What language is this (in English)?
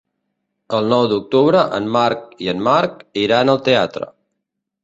Catalan